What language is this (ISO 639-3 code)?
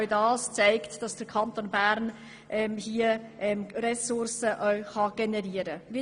gsw